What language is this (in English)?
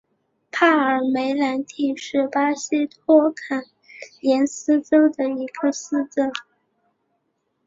Chinese